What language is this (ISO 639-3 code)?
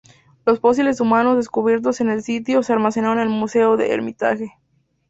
spa